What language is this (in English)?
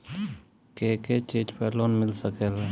Bhojpuri